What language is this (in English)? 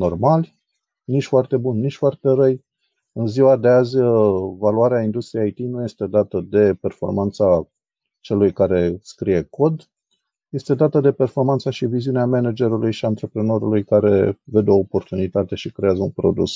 Romanian